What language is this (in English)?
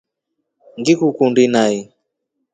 Rombo